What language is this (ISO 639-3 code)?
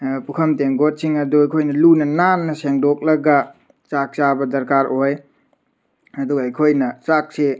mni